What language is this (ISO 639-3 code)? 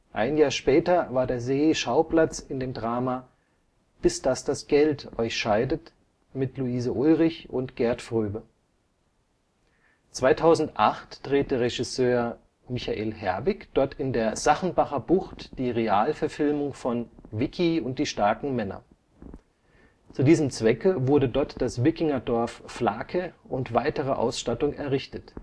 deu